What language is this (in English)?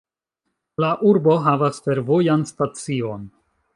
Esperanto